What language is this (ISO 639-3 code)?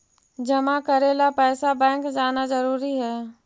mag